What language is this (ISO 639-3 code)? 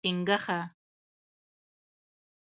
pus